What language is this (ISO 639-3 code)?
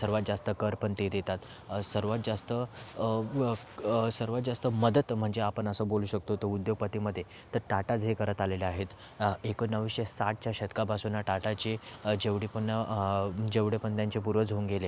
mar